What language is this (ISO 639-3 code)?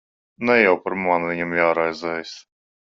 lav